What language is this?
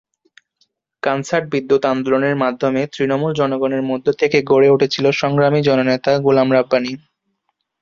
Bangla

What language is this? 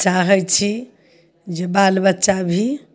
Maithili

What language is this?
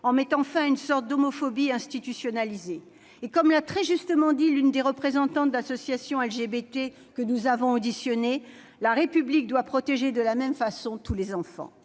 French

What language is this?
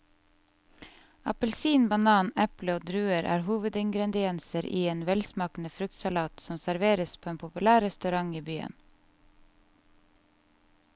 Norwegian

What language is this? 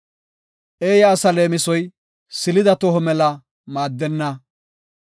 Gofa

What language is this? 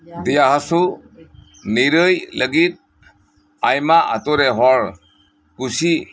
Santali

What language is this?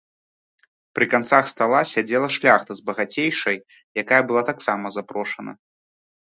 Belarusian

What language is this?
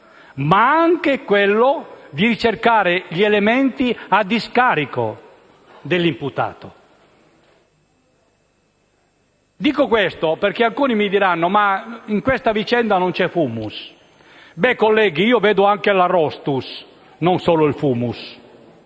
Italian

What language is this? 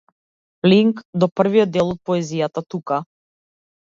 Macedonian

